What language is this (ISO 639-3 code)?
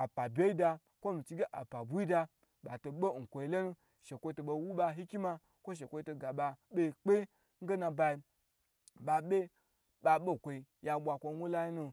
gbr